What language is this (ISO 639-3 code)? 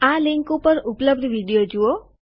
guj